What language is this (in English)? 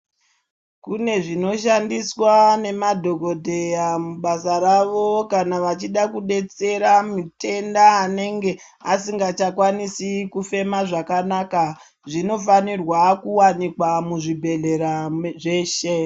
Ndau